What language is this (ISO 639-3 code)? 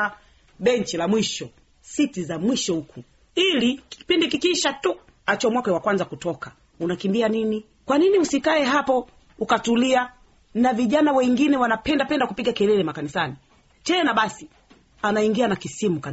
swa